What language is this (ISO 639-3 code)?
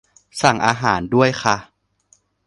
tha